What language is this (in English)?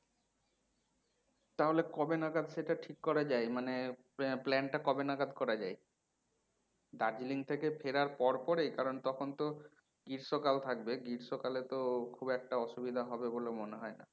Bangla